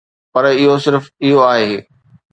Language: Sindhi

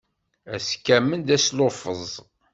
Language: Kabyle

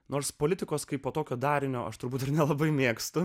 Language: Lithuanian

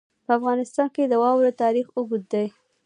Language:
Pashto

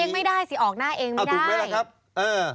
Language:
Thai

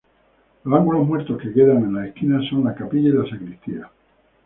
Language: Spanish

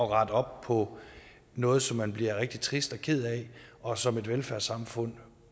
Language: Danish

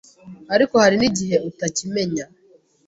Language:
Kinyarwanda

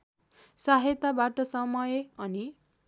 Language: Nepali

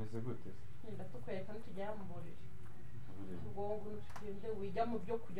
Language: Romanian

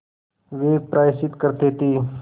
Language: Hindi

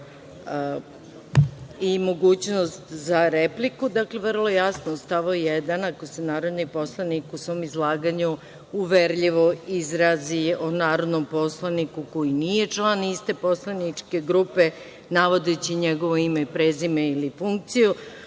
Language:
Serbian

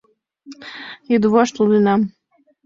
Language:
Mari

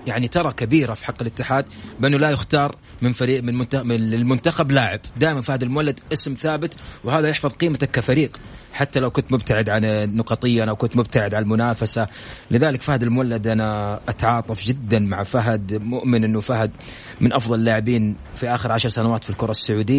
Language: Arabic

